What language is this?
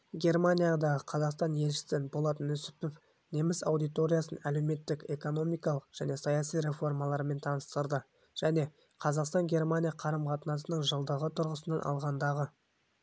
Kazakh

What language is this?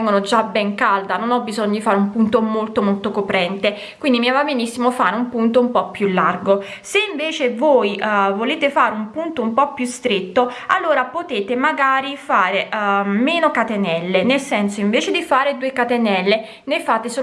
Italian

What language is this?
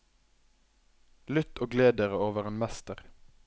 Norwegian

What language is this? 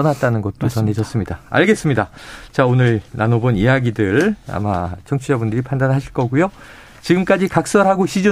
Korean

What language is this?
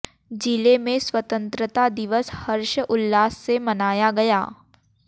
Hindi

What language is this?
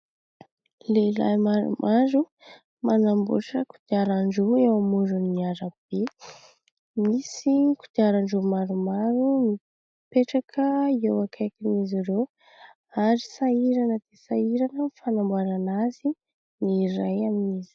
Malagasy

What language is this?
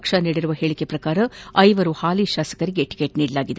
Kannada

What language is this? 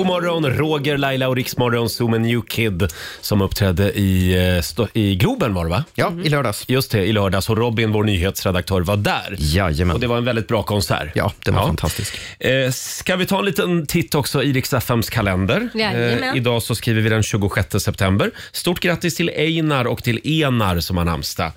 Swedish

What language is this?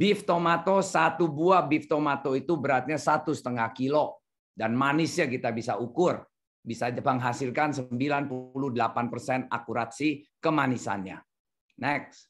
Indonesian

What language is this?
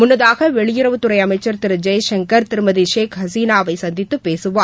Tamil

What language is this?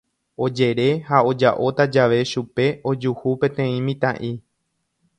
Guarani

